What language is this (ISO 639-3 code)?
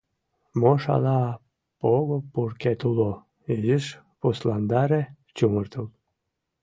chm